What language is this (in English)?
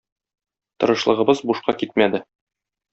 Tatar